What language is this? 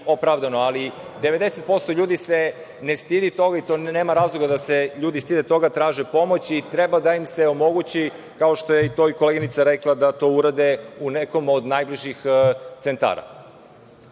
Serbian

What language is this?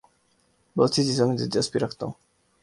Urdu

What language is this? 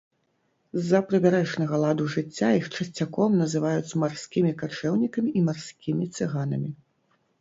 Belarusian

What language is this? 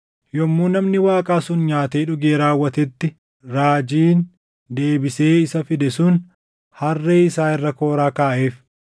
Oromo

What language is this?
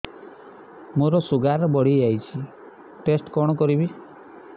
Odia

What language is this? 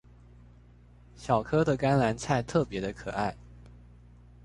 Chinese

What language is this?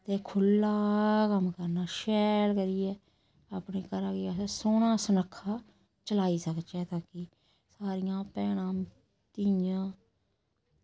Dogri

